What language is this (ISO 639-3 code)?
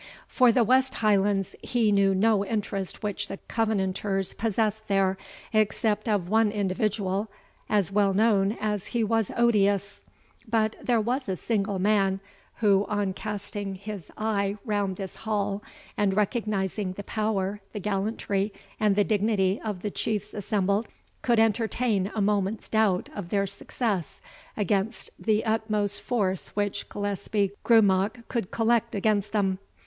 eng